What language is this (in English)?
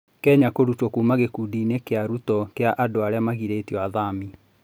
Kikuyu